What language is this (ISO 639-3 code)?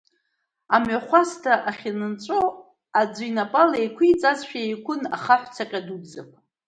abk